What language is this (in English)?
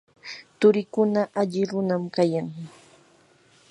Yanahuanca Pasco Quechua